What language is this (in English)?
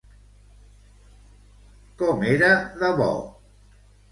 Catalan